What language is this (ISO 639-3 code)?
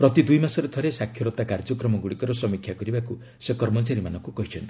ori